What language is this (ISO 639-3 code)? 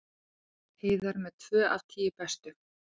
isl